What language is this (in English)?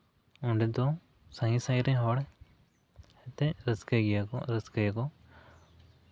Santali